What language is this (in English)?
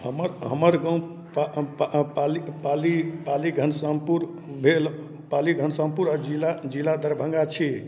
Maithili